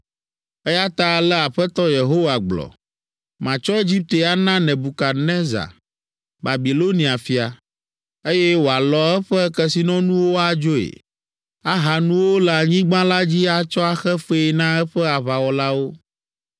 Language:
Ewe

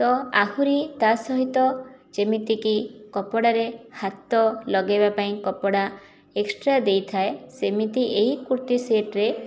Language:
Odia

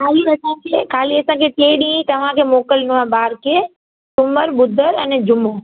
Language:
Sindhi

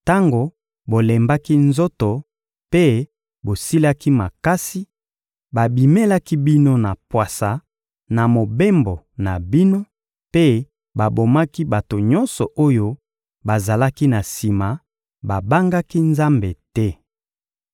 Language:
Lingala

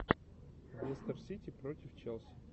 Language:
Russian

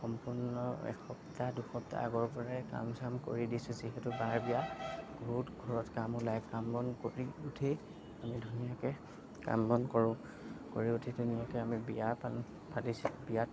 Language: Assamese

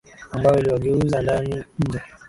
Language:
Swahili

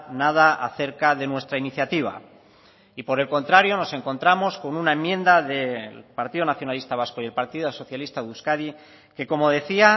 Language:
Spanish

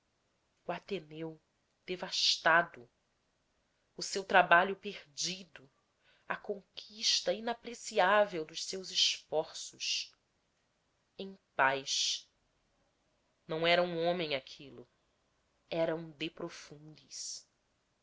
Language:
Portuguese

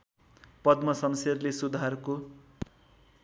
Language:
Nepali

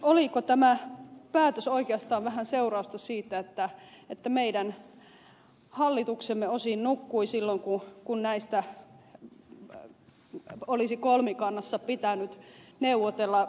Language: Finnish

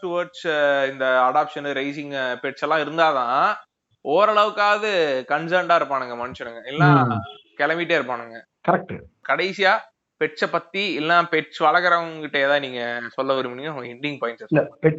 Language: Tamil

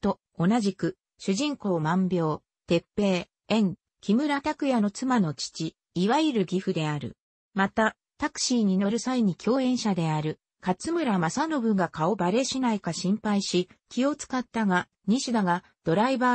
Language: Japanese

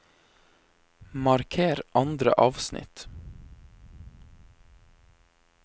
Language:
Norwegian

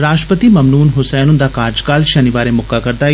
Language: Dogri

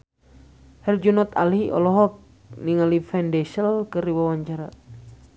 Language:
Sundanese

